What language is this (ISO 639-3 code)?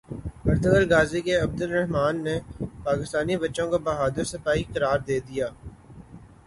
urd